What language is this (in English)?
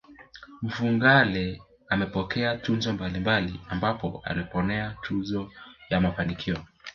Swahili